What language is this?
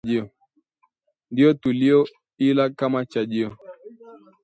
Swahili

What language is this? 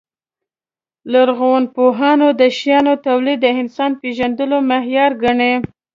Pashto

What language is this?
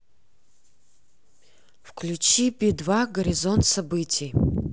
Russian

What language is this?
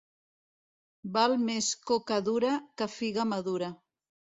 Catalan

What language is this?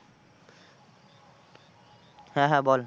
Bangla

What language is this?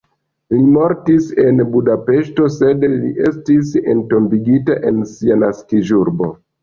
Esperanto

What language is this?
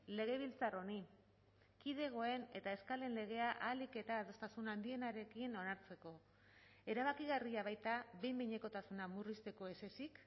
Basque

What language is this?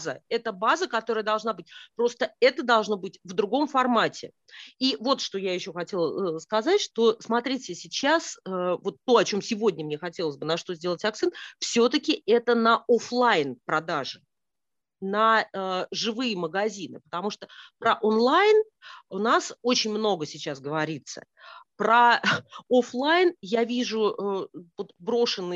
Russian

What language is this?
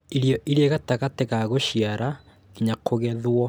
Kikuyu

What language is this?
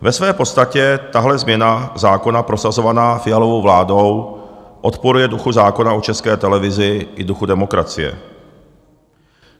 Czech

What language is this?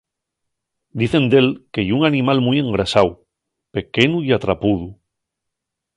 Asturian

